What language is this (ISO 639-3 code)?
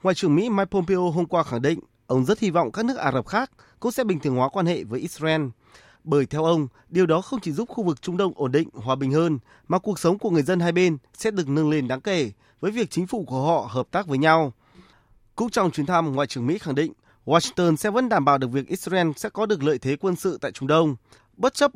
vie